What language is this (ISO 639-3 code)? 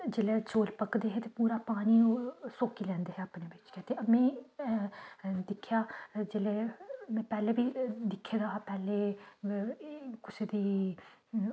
doi